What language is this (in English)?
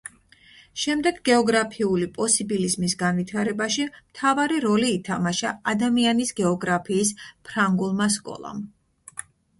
Georgian